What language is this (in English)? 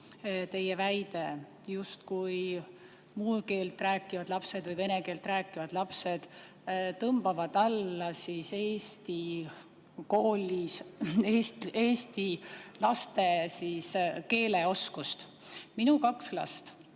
Estonian